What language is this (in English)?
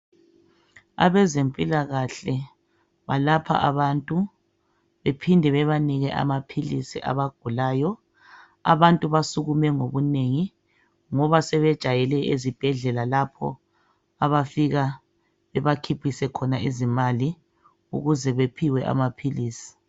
North Ndebele